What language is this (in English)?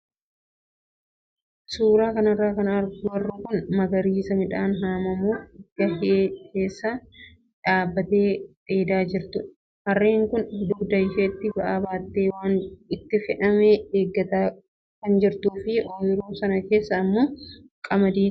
Oromo